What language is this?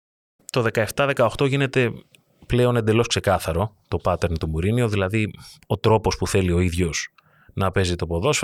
Greek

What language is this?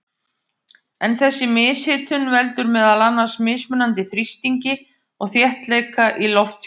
Icelandic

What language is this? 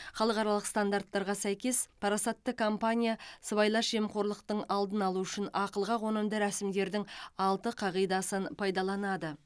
Kazakh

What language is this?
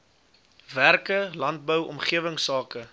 Afrikaans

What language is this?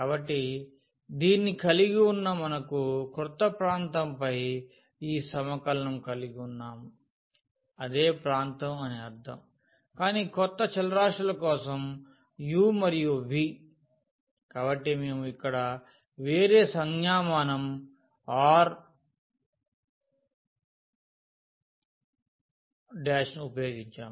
Telugu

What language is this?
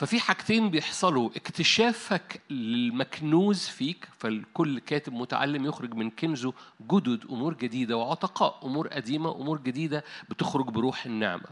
Arabic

